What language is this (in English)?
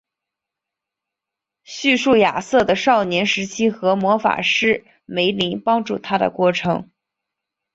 Chinese